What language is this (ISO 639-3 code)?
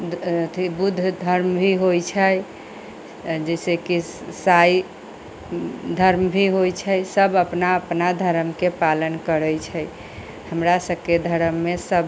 mai